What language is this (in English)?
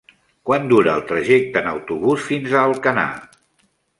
Catalan